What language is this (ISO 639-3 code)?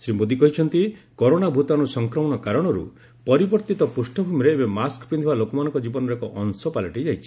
ori